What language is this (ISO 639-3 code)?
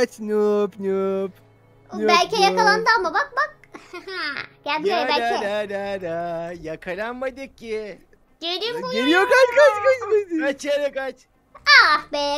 tur